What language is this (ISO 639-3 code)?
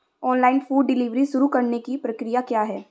hin